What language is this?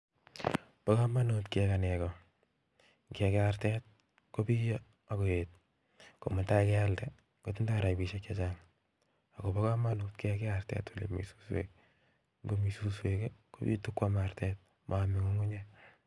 Kalenjin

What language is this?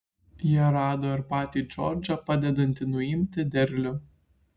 Lithuanian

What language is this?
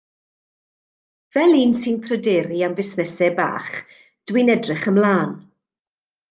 Welsh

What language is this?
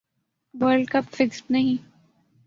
Urdu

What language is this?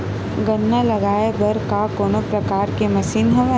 Chhattisgarhi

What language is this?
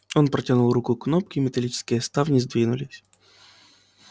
Russian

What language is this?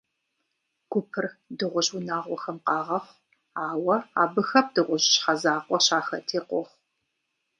Kabardian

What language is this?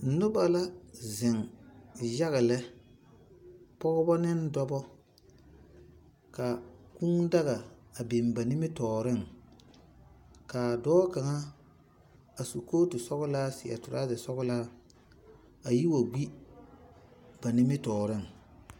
Southern Dagaare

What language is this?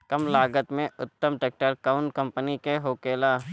Bhojpuri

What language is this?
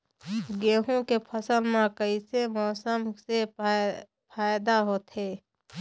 Chhattisgarhi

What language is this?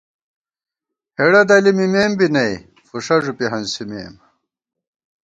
Gawar-Bati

